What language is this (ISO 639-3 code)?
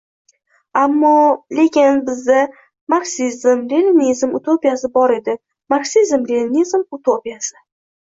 uzb